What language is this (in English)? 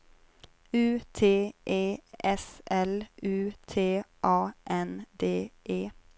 Swedish